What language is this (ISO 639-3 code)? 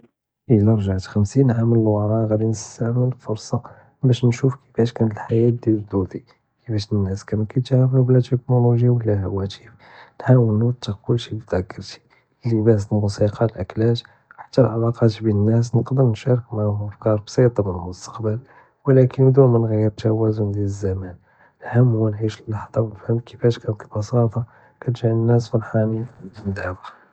jrb